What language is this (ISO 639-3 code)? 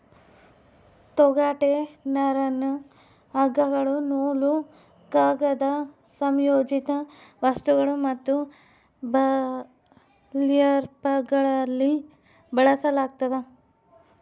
kan